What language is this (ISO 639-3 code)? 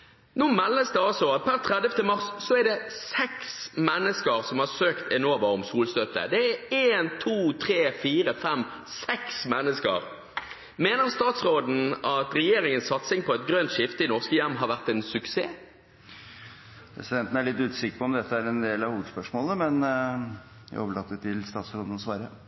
nor